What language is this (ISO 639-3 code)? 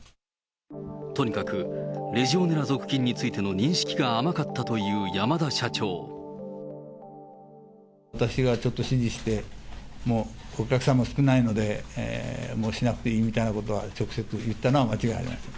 jpn